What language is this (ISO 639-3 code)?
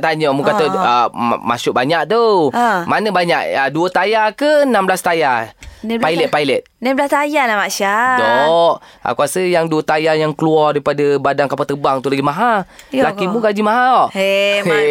msa